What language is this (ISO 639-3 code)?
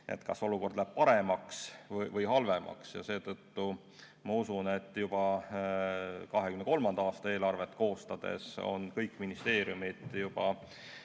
est